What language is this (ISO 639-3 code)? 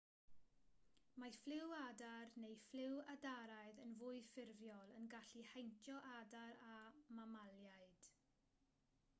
cym